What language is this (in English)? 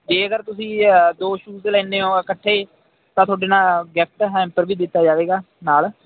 Punjabi